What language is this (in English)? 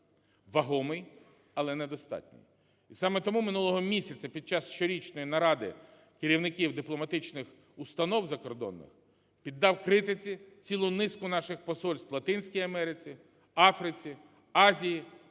Ukrainian